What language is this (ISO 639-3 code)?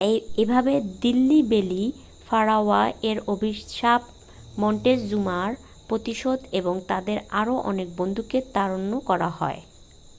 ben